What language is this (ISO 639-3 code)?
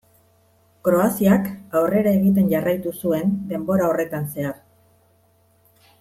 eus